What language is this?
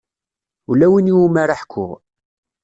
Kabyle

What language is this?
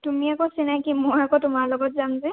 Assamese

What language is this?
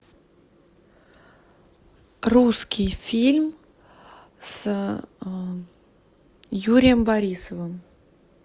Russian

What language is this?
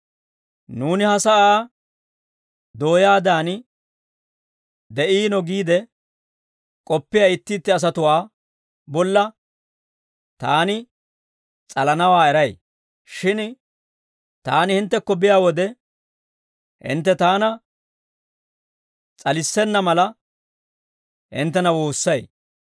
Dawro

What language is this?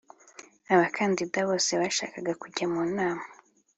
Kinyarwanda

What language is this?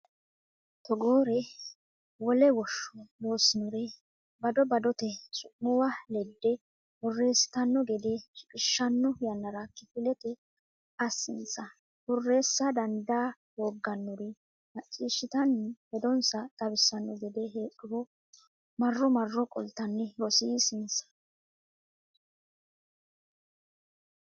Sidamo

